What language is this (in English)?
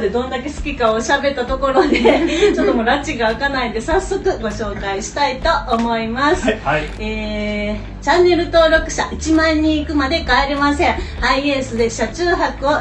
Japanese